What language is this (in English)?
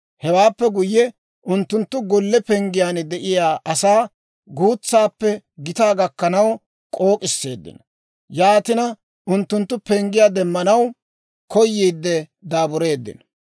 Dawro